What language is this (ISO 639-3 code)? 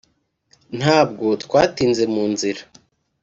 kin